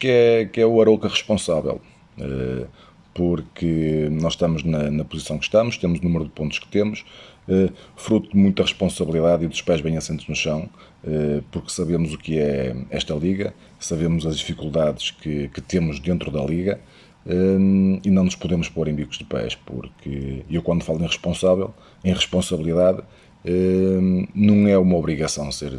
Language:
Portuguese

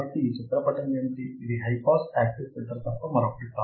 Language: Telugu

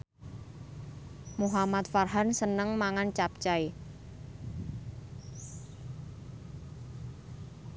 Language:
Javanese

